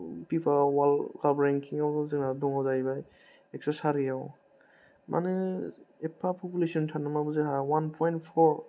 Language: Bodo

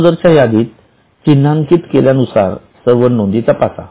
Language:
Marathi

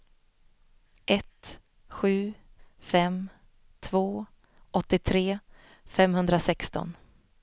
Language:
Swedish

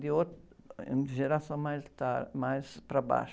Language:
Portuguese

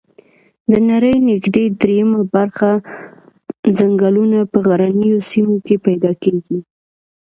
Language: Pashto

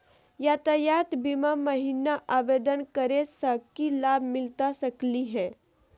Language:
Magahi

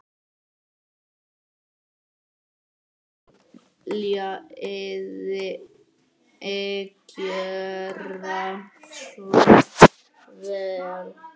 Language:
Icelandic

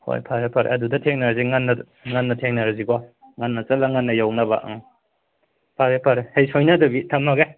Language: Manipuri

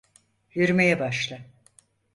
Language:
Turkish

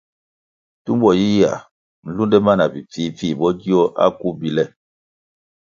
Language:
Kwasio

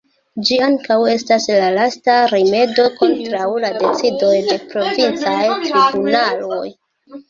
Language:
Esperanto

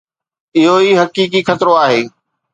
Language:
Sindhi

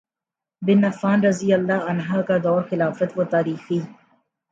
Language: Urdu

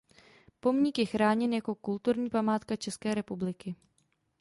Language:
Czech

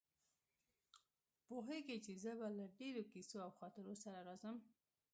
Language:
Pashto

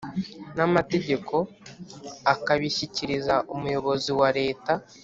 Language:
Kinyarwanda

